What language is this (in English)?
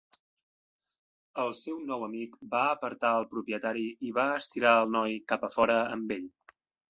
Catalan